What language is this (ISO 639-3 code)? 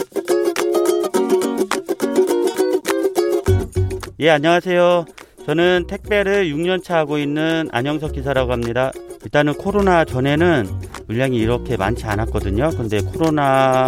kor